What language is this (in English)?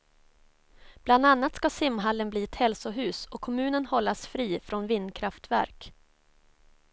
Swedish